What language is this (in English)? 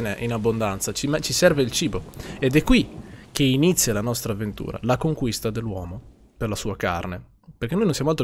Italian